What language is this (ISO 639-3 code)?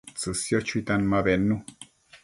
mcf